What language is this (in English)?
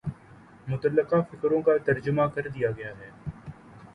Urdu